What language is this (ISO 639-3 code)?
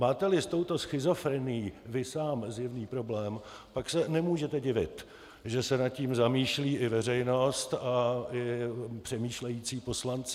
ces